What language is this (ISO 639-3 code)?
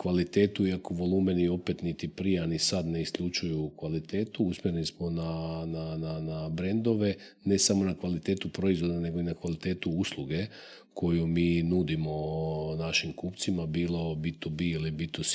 hrv